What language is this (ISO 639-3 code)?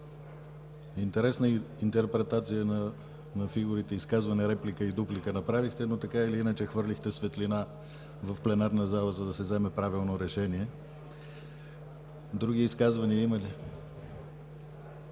bul